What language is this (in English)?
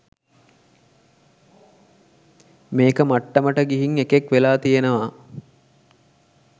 Sinhala